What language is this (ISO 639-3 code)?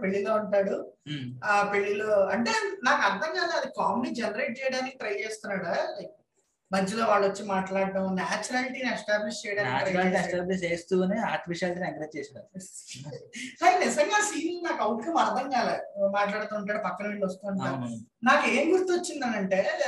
tel